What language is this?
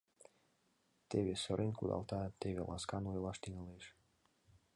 Mari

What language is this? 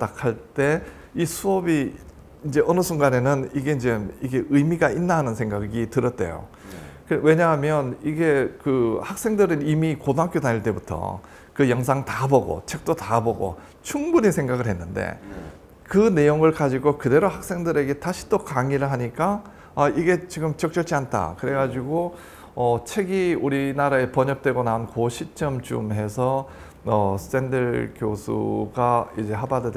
Korean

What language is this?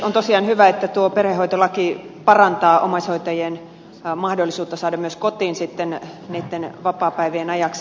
Finnish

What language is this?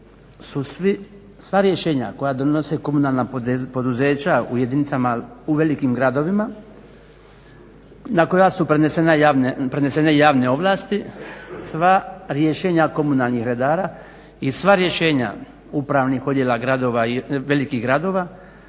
Croatian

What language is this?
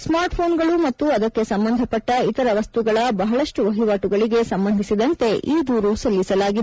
Kannada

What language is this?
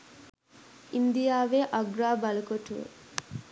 Sinhala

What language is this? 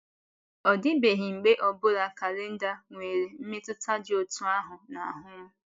Igbo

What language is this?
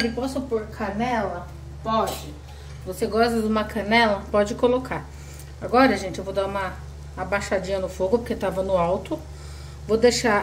Portuguese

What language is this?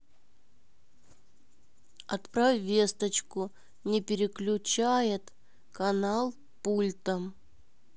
Russian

